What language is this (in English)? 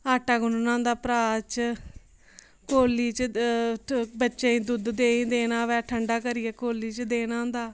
Dogri